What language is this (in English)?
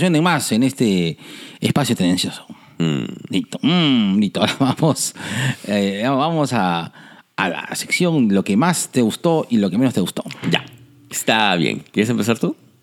Spanish